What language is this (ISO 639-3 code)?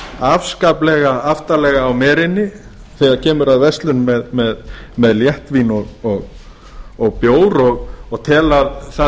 isl